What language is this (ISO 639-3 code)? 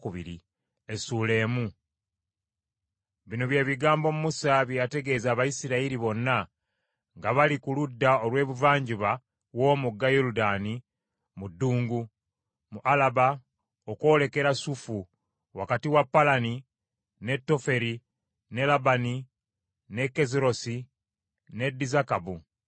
lug